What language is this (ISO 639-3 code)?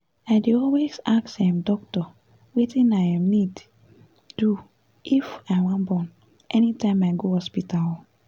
pcm